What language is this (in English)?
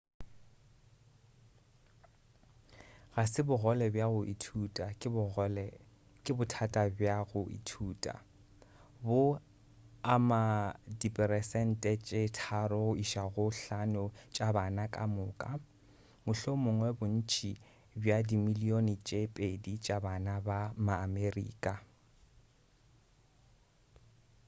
Northern Sotho